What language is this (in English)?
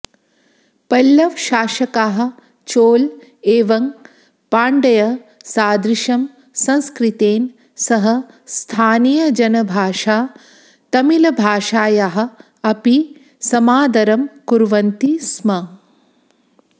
Sanskrit